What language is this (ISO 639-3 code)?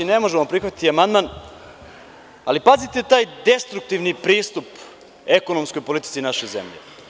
srp